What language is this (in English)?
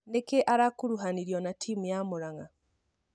Kikuyu